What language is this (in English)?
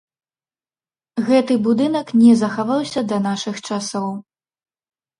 Belarusian